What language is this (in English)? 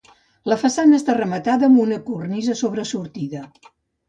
Catalan